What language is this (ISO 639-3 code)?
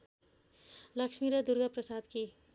nep